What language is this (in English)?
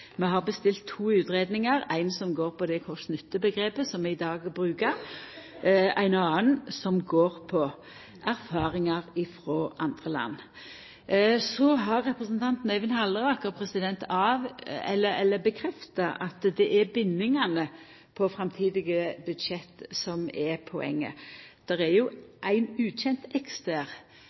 Norwegian Nynorsk